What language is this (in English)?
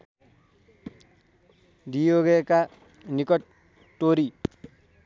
Nepali